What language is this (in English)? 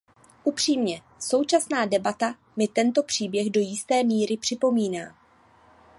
Czech